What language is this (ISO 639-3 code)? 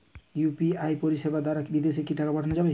ben